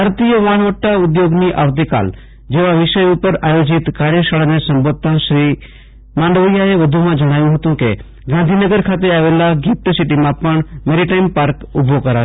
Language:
Gujarati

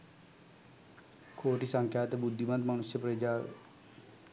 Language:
Sinhala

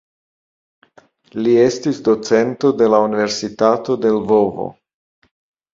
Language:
Esperanto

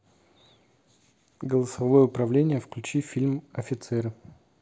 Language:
Russian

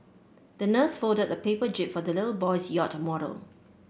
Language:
English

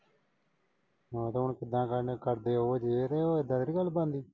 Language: Punjabi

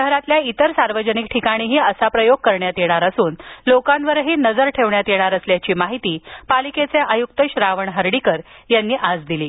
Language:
Marathi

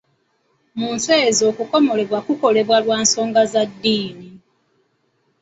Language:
Ganda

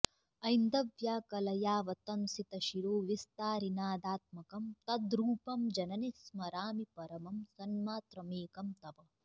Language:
Sanskrit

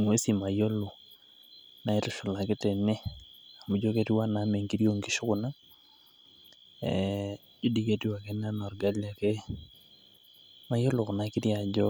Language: Masai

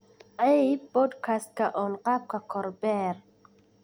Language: Somali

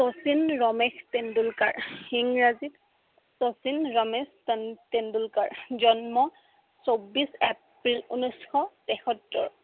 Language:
Assamese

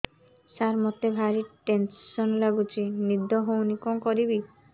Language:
Odia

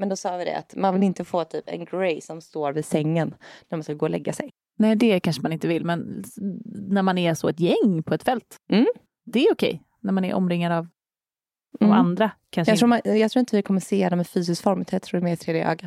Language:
Swedish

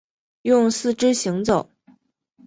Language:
Chinese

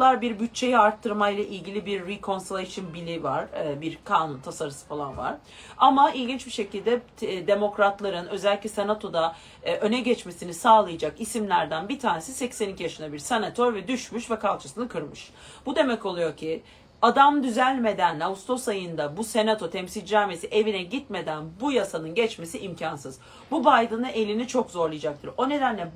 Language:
Turkish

